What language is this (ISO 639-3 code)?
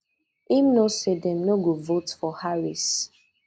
pcm